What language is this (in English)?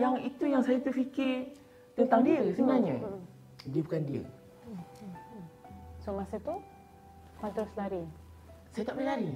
Malay